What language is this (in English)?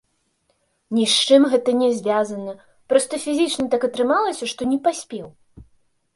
Belarusian